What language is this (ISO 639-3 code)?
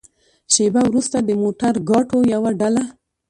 pus